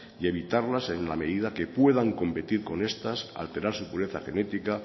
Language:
Spanish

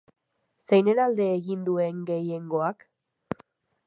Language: Basque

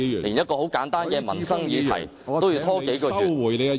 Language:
Cantonese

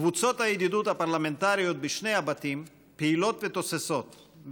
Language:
Hebrew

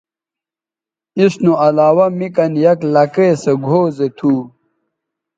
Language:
Bateri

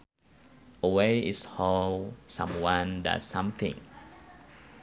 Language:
Sundanese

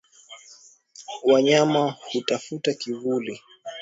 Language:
Swahili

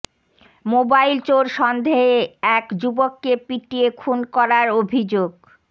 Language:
Bangla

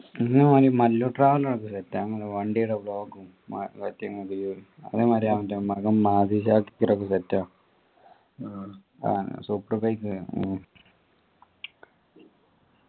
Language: Malayalam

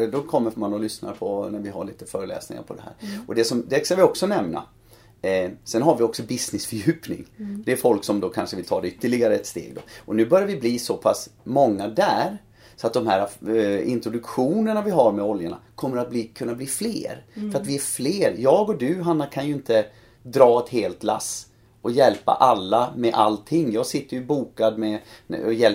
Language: Swedish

